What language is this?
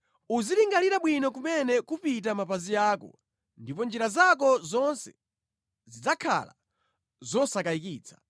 Nyanja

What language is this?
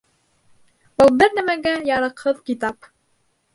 Bashkir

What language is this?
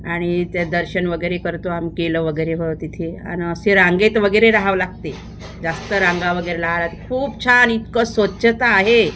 Marathi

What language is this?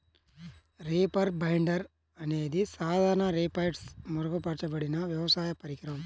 Telugu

